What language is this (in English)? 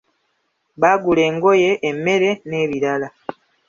Ganda